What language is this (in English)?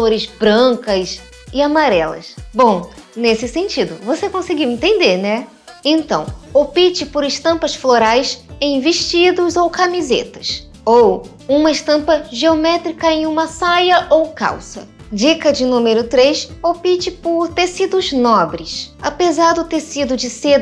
Portuguese